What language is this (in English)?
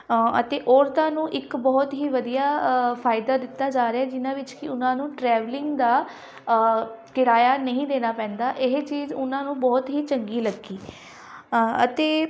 Punjabi